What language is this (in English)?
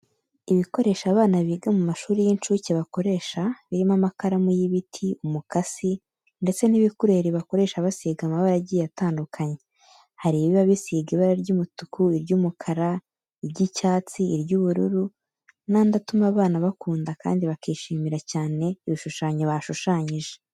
Kinyarwanda